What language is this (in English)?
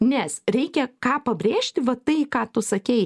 Lithuanian